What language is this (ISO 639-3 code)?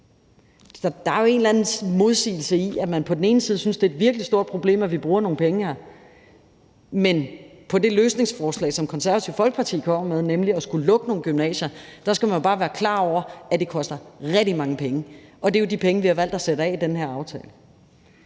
dan